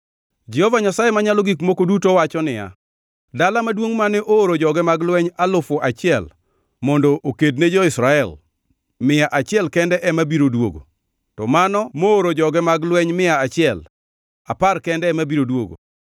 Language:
Luo (Kenya and Tanzania)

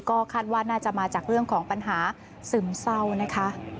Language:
Thai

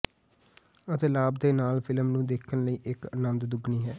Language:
Punjabi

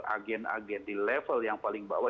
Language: Indonesian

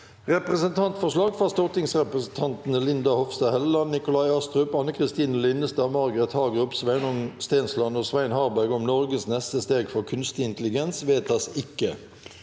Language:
Norwegian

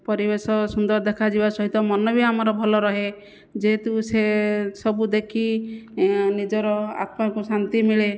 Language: Odia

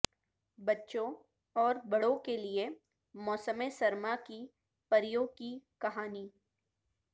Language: Urdu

